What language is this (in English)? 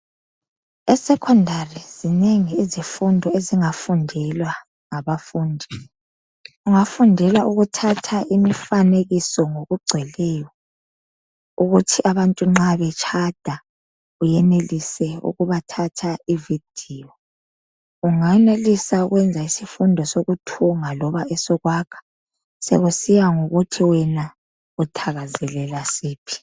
North Ndebele